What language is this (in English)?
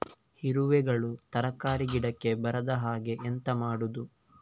Kannada